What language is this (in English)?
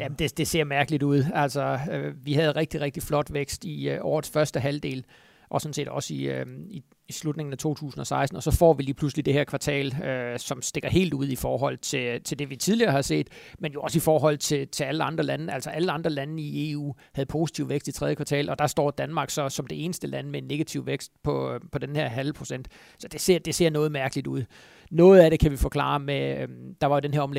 Danish